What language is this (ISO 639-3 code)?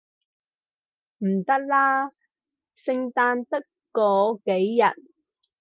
yue